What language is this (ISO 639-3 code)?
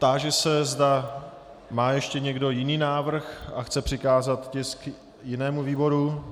ces